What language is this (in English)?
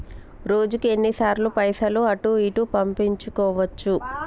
Telugu